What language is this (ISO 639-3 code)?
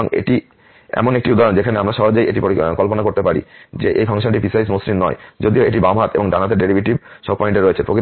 ben